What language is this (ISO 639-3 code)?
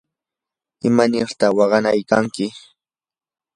qur